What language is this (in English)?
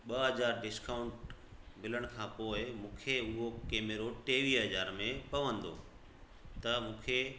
Sindhi